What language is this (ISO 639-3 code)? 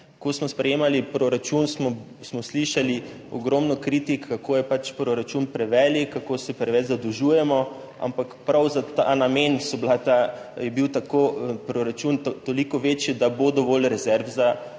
slv